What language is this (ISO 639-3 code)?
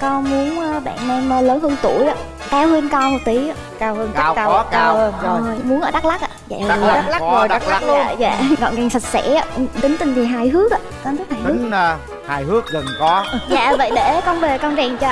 vie